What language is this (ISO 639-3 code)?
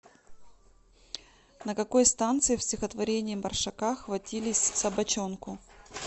rus